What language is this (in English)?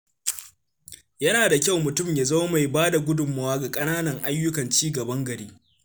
Hausa